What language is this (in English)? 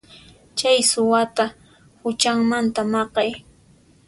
Puno Quechua